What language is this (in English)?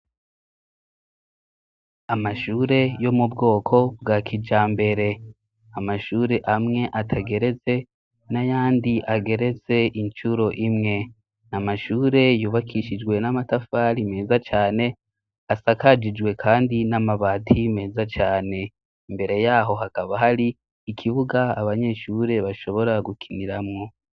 Rundi